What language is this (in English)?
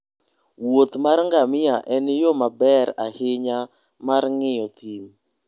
Luo (Kenya and Tanzania)